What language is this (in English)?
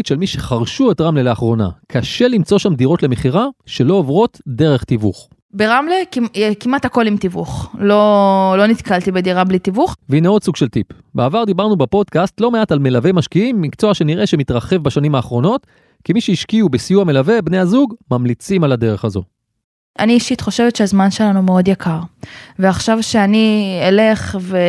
Hebrew